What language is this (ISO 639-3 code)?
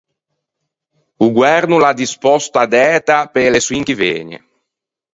lij